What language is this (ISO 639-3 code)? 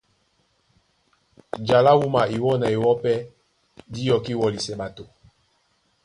dua